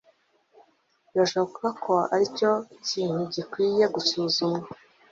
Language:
Kinyarwanda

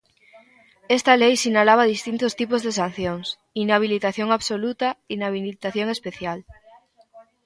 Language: Galician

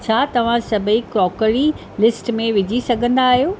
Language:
Sindhi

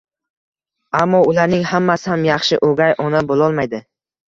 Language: Uzbek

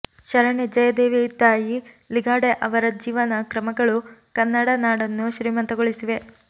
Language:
Kannada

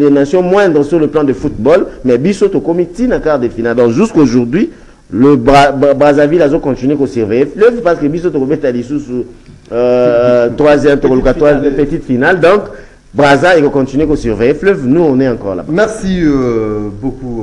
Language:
French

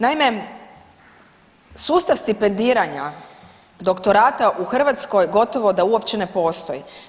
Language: Croatian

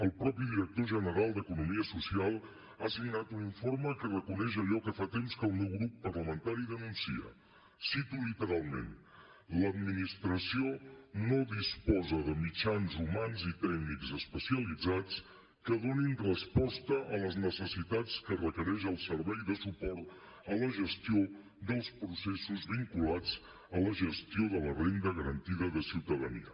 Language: Catalan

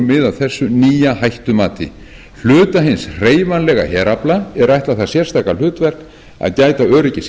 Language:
Icelandic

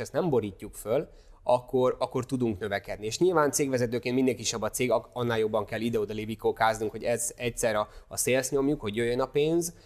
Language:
Hungarian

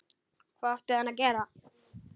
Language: Icelandic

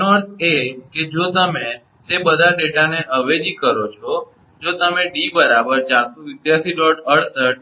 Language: Gujarati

